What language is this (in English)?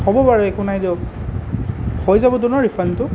Assamese